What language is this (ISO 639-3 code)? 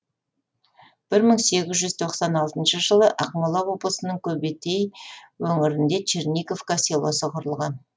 kaz